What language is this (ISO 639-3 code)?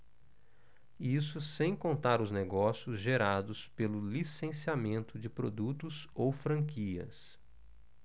por